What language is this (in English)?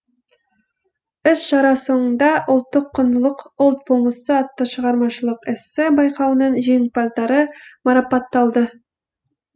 Kazakh